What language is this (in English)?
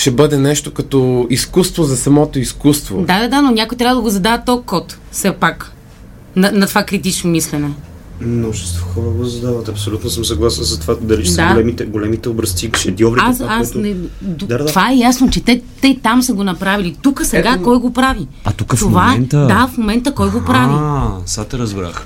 Bulgarian